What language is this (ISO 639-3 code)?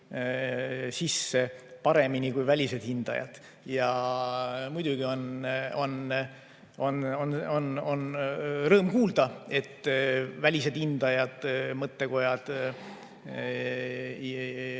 est